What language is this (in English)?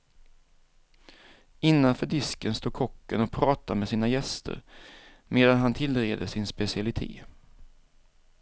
Swedish